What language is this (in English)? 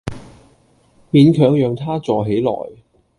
Cantonese